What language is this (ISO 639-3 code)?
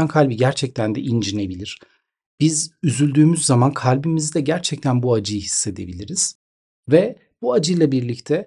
tur